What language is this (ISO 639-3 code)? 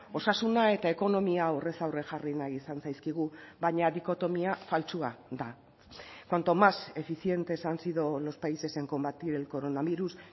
eus